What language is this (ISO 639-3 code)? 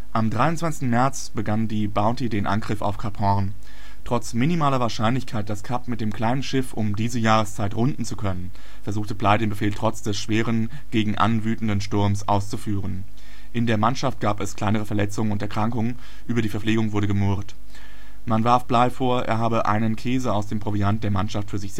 deu